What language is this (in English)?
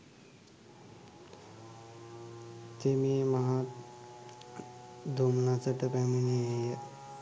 Sinhala